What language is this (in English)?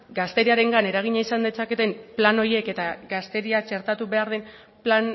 Basque